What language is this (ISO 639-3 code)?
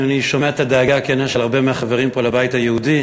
heb